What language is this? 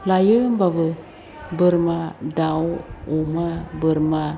Bodo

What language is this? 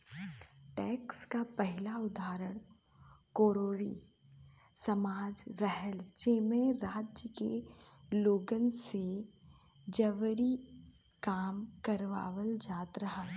Bhojpuri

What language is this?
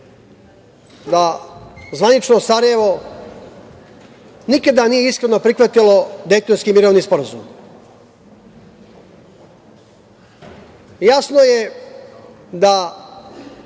Serbian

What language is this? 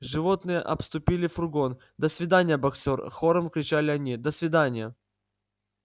Russian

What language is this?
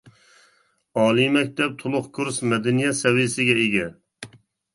Uyghur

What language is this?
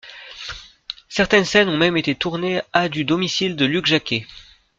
French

